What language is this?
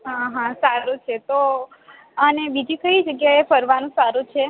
Gujarati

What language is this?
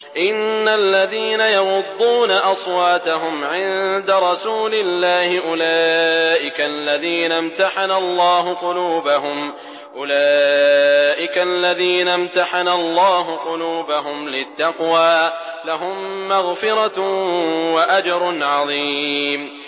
Arabic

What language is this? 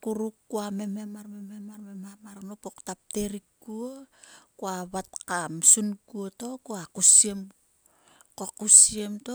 Sulka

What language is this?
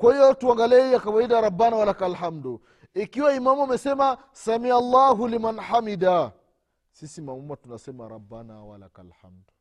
Swahili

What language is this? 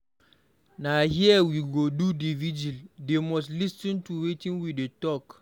Nigerian Pidgin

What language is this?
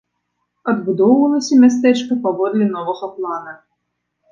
Belarusian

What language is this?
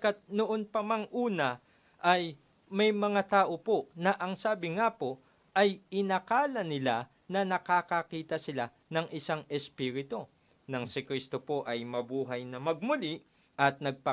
Filipino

